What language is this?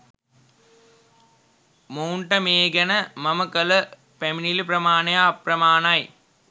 Sinhala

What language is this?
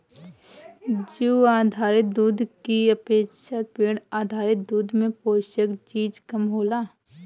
Bhojpuri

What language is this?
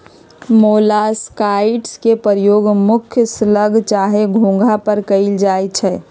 Magahi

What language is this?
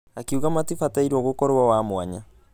Kikuyu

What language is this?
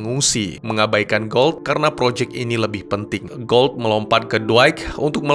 Indonesian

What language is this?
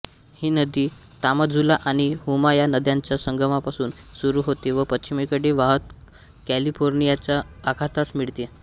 Marathi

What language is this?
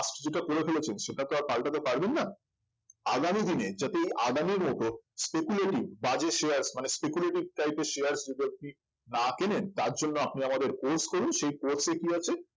Bangla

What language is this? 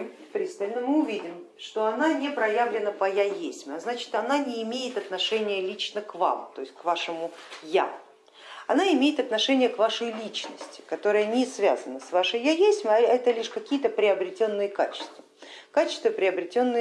Russian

